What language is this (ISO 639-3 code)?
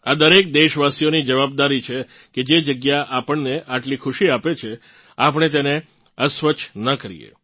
guj